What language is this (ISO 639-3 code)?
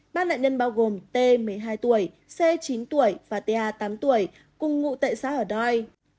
vie